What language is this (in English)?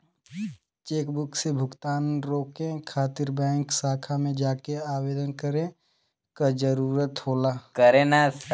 Bhojpuri